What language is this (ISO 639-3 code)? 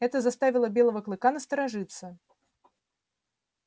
rus